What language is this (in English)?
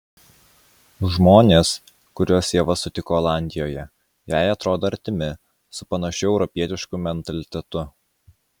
Lithuanian